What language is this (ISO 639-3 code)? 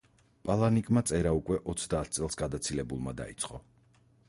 kat